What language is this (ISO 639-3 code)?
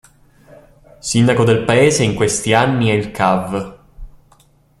ita